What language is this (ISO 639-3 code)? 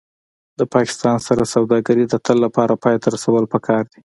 pus